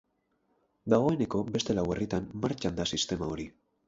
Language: Basque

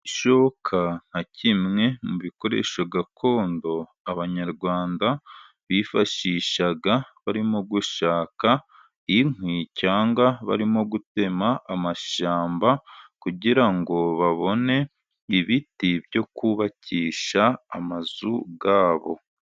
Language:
Kinyarwanda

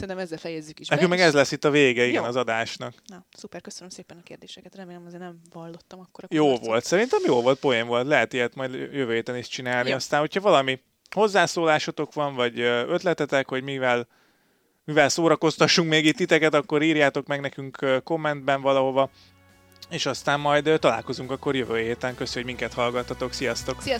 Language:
Hungarian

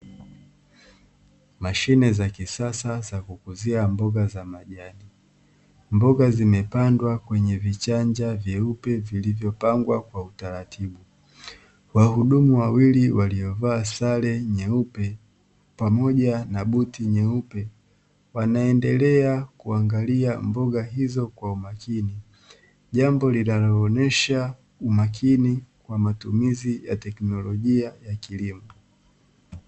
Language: Swahili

